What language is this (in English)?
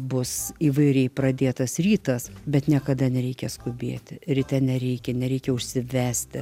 Lithuanian